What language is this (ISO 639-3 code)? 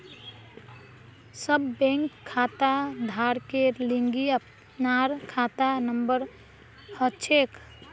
mag